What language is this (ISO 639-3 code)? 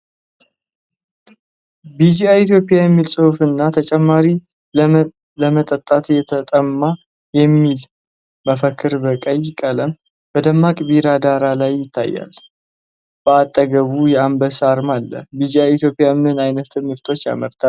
amh